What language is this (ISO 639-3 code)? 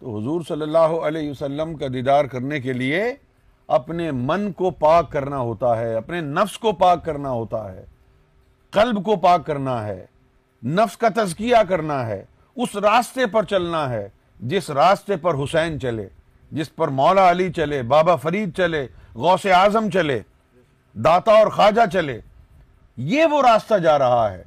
urd